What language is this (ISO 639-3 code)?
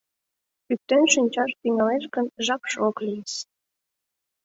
chm